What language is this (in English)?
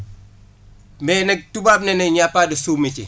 Wolof